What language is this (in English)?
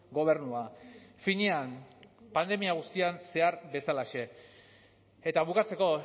Basque